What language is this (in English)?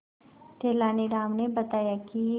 Hindi